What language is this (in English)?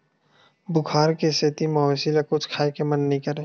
Chhattisgarhi